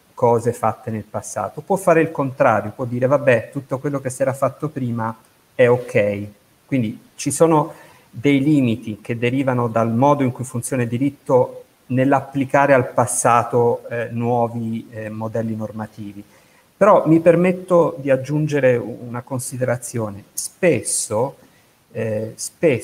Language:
Italian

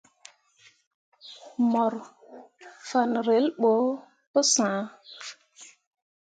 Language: Mundang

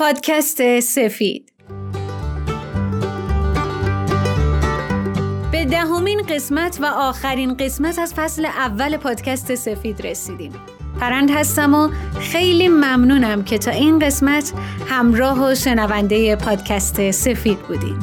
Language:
Persian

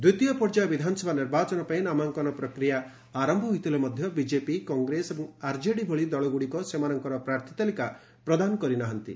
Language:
Odia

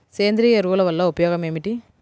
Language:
Telugu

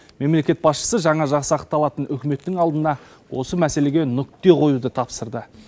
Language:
Kazakh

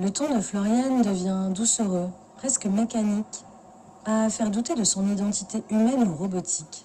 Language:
French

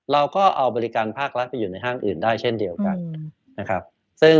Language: Thai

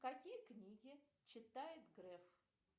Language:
Russian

